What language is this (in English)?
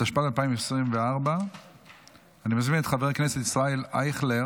Hebrew